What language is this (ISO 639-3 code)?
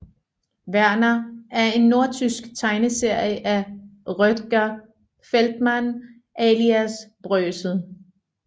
dan